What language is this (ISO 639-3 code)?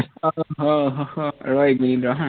asm